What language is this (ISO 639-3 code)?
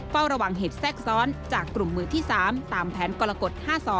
tha